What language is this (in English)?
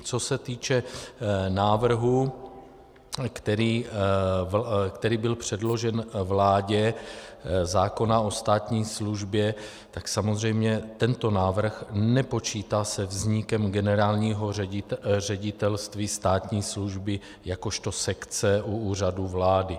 Czech